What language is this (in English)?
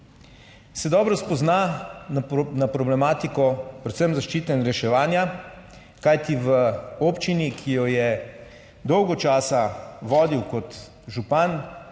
Slovenian